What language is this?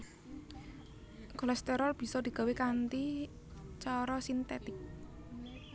Javanese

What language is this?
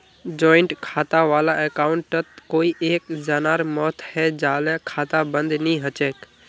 Magahi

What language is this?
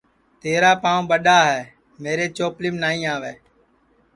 Sansi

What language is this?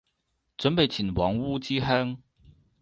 Cantonese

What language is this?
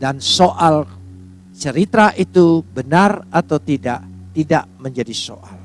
Indonesian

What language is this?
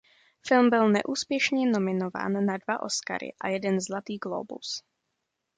Czech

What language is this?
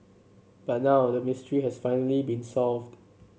English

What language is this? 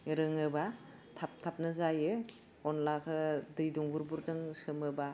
Bodo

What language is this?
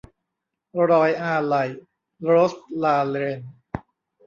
Thai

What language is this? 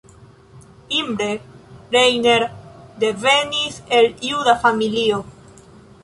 Esperanto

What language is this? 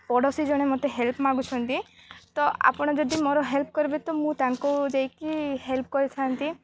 Odia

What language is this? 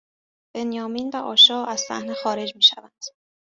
Persian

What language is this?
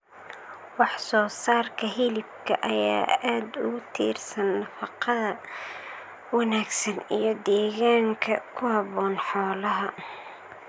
Somali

